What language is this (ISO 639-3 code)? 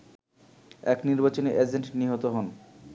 ben